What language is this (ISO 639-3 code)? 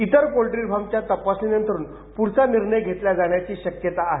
mar